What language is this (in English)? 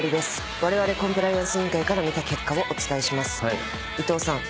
Japanese